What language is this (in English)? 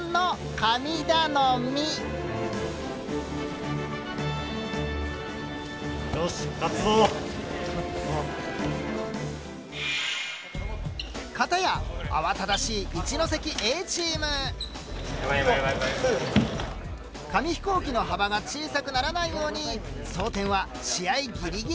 Japanese